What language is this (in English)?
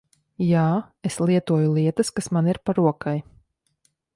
Latvian